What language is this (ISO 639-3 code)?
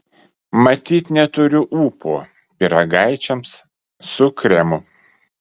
lit